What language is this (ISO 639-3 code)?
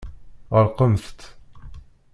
kab